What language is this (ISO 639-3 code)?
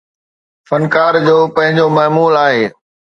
snd